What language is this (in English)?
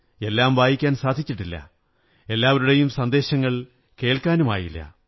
Malayalam